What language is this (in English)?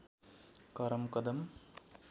Nepali